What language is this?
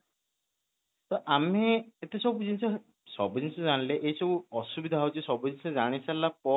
Odia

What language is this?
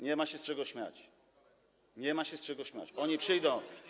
Polish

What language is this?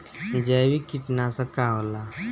Bhojpuri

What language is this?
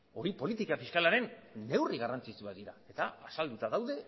Basque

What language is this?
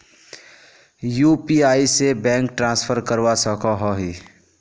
Magahi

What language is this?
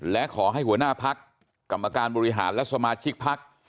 Thai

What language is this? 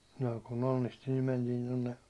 Finnish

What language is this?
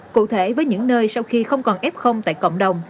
Vietnamese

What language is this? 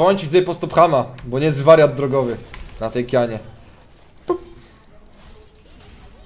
Polish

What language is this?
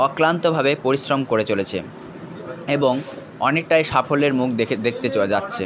Bangla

